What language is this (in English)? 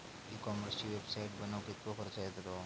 Marathi